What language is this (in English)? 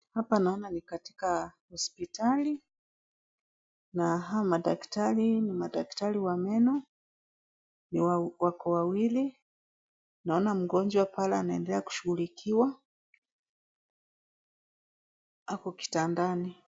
Swahili